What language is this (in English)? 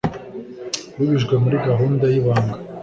Kinyarwanda